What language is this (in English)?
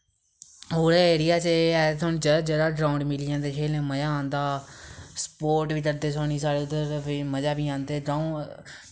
Dogri